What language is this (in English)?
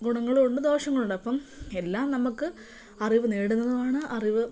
Malayalam